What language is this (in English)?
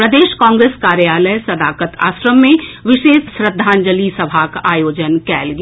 Maithili